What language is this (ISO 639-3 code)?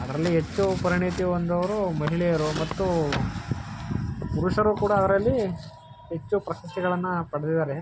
kan